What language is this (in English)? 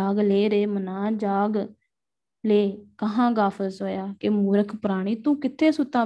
Punjabi